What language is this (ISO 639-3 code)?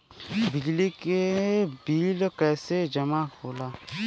bho